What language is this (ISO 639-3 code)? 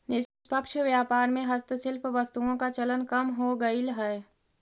mag